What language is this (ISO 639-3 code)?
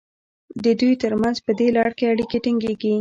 pus